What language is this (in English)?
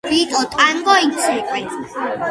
Georgian